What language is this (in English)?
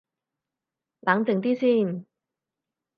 Cantonese